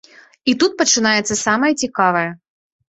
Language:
Belarusian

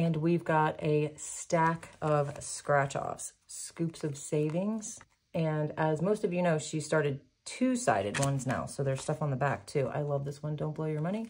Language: English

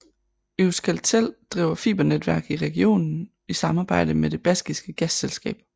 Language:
Danish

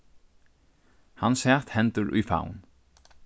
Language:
Faroese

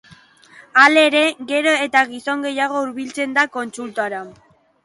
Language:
Basque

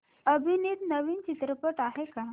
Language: Marathi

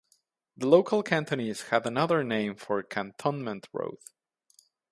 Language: English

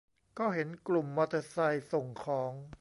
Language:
Thai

